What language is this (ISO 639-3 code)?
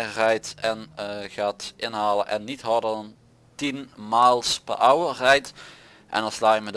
nld